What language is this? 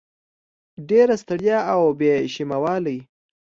Pashto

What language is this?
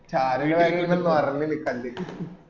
Malayalam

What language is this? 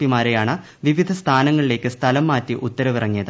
Malayalam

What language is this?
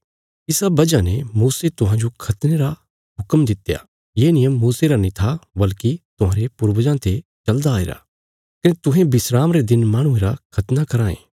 Bilaspuri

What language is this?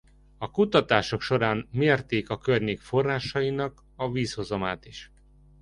Hungarian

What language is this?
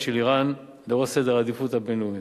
Hebrew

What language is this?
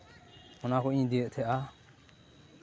Santali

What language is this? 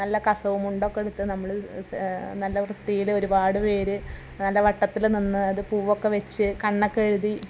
Malayalam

